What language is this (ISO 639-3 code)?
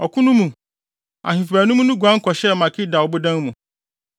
aka